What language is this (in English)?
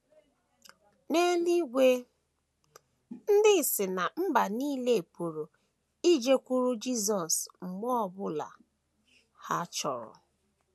Igbo